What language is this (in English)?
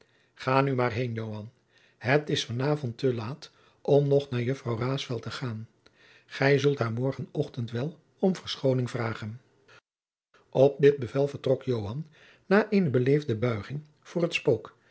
Dutch